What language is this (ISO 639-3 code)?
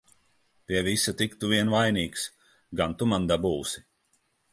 lav